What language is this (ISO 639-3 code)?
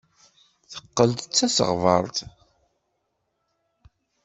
kab